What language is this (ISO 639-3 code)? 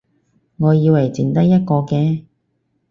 yue